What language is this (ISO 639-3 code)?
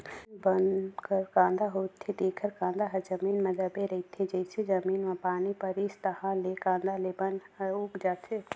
hne